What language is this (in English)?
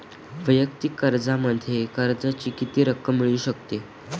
Marathi